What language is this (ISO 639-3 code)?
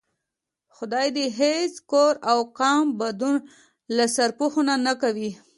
pus